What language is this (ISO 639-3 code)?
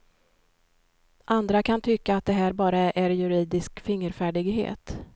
swe